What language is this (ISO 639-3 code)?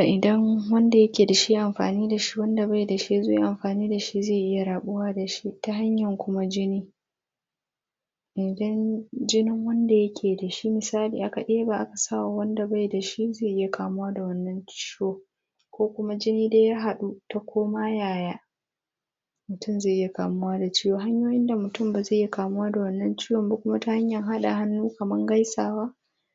hau